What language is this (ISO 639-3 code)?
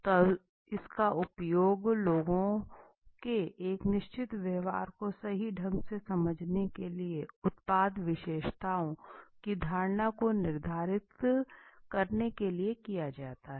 hin